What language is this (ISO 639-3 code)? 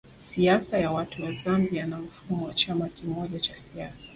swa